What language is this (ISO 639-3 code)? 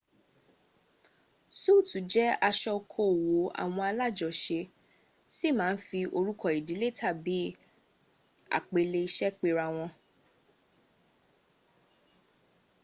yor